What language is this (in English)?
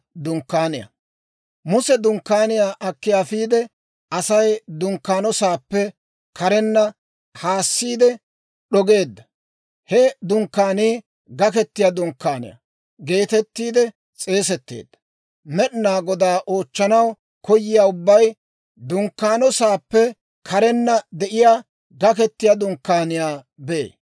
Dawro